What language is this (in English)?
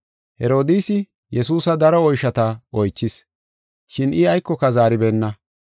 Gofa